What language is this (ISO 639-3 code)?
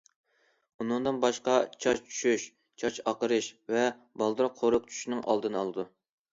uig